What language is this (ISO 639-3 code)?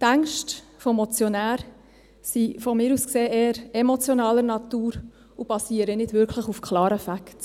gsw